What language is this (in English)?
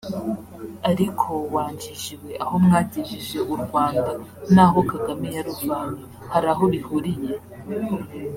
Kinyarwanda